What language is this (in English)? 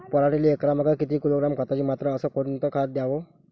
Marathi